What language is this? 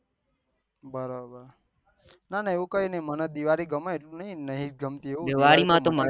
Gujarati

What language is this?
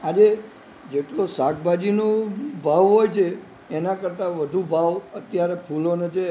Gujarati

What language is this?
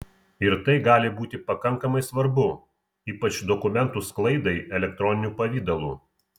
Lithuanian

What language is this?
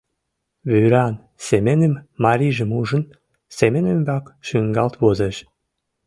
Mari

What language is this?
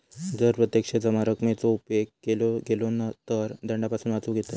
Marathi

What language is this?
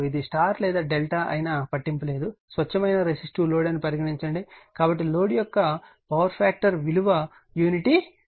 Telugu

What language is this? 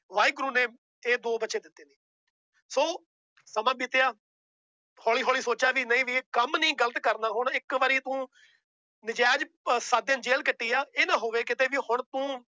Punjabi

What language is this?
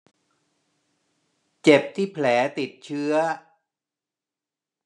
Thai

